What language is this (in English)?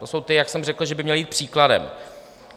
Czech